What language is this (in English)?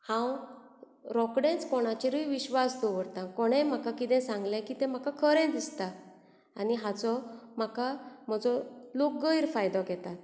Konkani